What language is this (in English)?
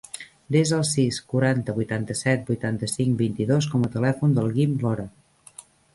Catalan